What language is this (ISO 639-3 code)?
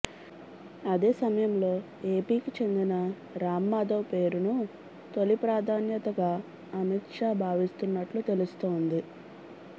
tel